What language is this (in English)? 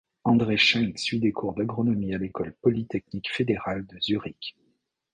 French